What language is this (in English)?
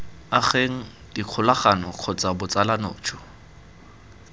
Tswana